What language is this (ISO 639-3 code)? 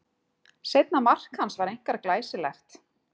isl